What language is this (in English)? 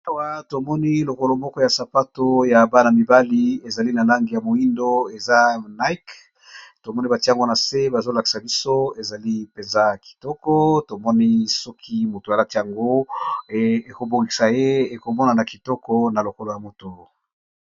Lingala